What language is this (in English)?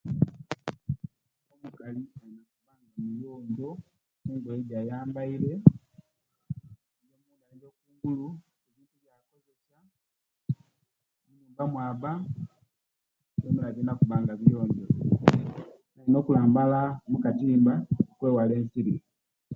Kenyi